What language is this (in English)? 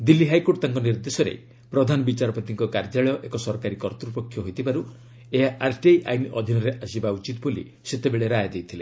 Odia